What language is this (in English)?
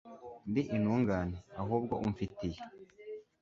Kinyarwanda